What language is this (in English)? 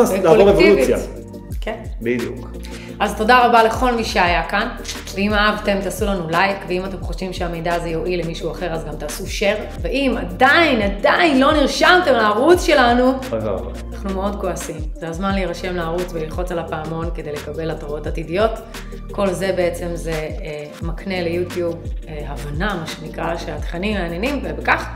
Hebrew